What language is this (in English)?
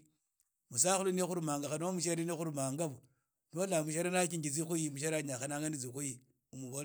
Idakho-Isukha-Tiriki